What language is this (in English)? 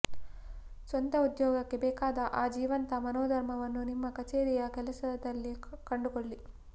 Kannada